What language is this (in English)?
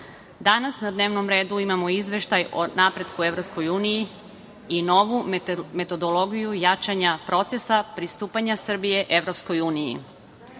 Serbian